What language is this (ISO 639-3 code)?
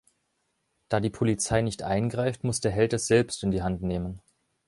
deu